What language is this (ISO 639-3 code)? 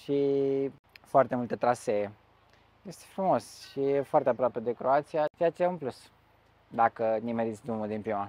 ron